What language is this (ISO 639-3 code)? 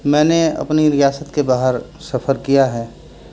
urd